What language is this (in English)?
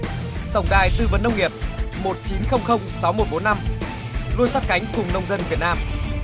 Vietnamese